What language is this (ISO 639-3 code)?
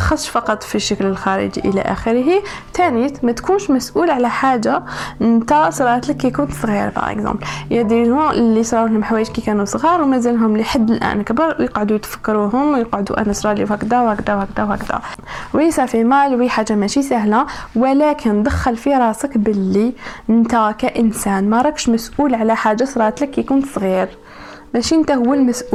ara